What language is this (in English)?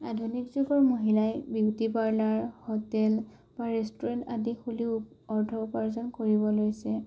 Assamese